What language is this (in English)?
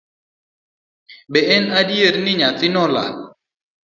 Luo (Kenya and Tanzania)